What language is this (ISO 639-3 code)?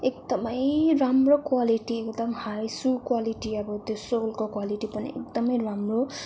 nep